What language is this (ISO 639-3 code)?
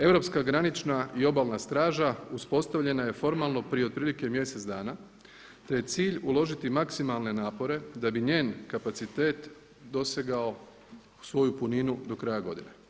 hrv